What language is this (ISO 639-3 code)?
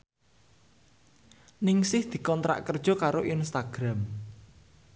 jav